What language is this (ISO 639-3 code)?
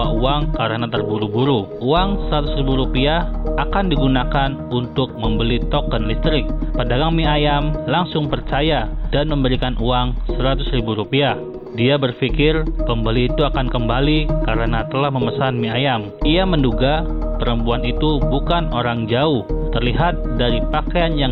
ind